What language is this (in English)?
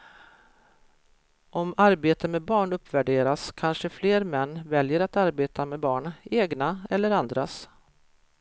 Swedish